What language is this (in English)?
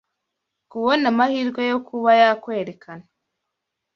Kinyarwanda